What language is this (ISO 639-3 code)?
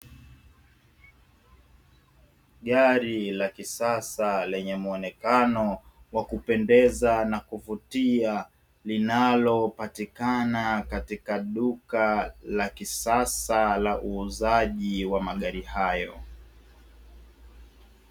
swa